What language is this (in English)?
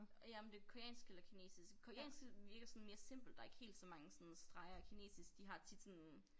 Danish